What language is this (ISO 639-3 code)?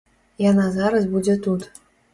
bel